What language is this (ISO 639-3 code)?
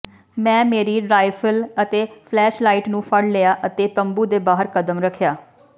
pan